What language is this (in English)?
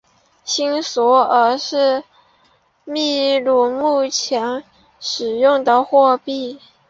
Chinese